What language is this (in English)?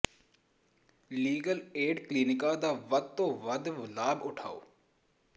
Punjabi